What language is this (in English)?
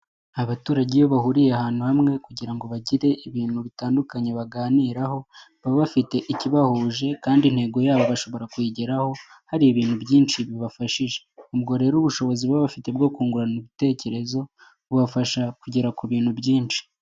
Kinyarwanda